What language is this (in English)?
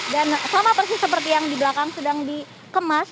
Indonesian